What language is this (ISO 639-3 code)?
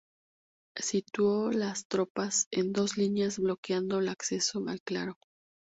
spa